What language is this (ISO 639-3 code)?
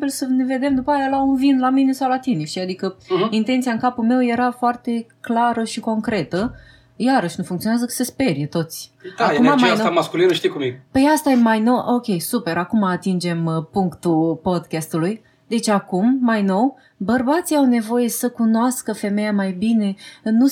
ron